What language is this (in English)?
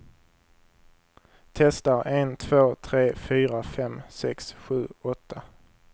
Swedish